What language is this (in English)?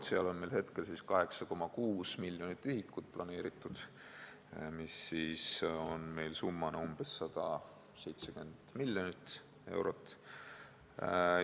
Estonian